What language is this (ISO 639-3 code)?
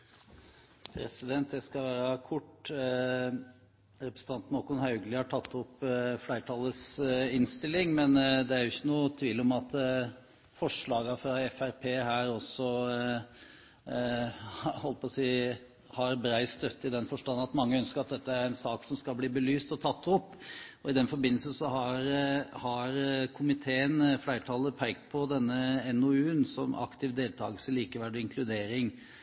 nor